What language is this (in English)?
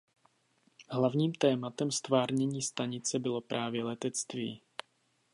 Czech